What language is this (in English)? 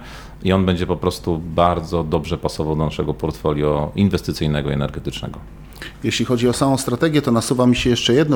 Polish